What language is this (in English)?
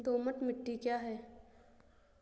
Hindi